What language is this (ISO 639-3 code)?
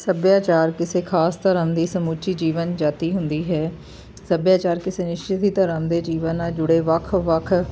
pan